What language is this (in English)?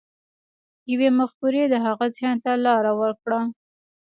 Pashto